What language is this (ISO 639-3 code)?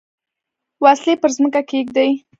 pus